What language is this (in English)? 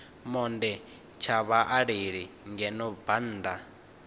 Venda